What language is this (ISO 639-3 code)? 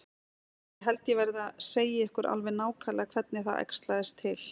isl